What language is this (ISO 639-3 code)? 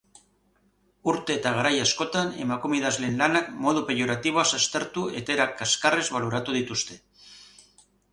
eus